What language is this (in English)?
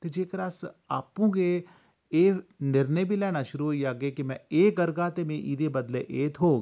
Dogri